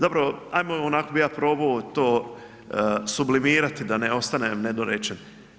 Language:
Croatian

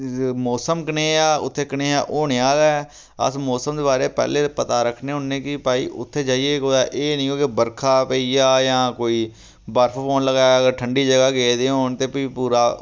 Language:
Dogri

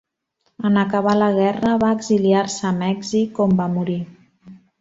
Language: Catalan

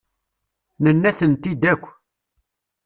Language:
Kabyle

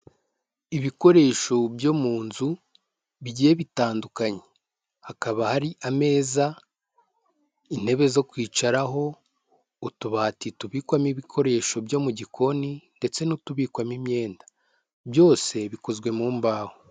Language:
Kinyarwanda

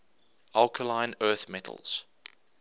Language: English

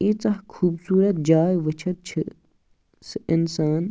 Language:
Kashmiri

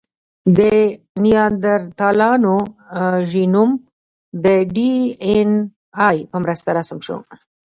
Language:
Pashto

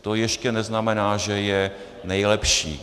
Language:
Czech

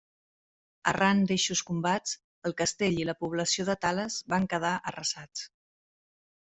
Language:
Catalan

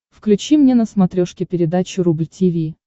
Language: Russian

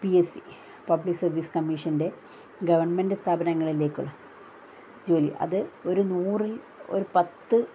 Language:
Malayalam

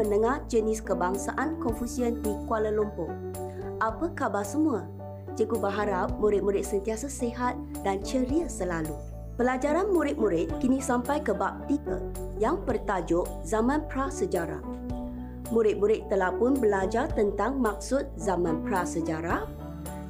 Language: Malay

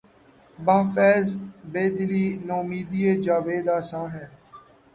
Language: Urdu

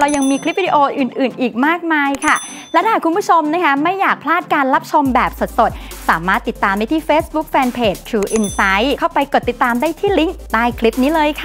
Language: Thai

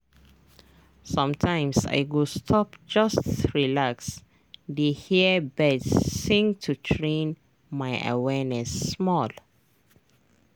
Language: Nigerian Pidgin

